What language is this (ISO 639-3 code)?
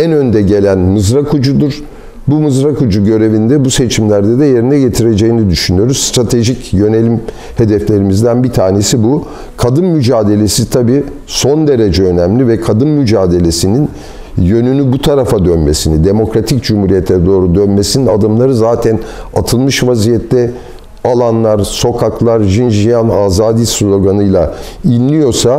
tur